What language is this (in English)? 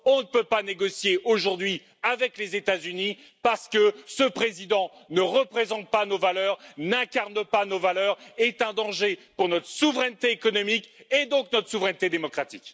French